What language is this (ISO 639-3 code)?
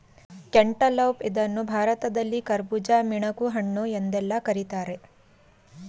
kan